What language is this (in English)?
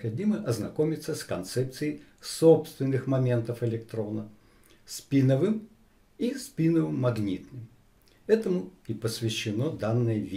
Russian